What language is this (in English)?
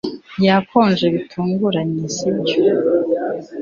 Kinyarwanda